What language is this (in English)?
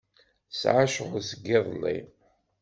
Kabyle